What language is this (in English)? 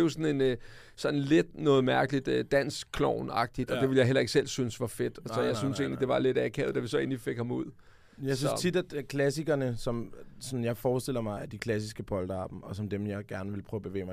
Danish